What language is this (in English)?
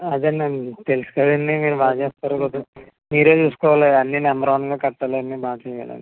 Telugu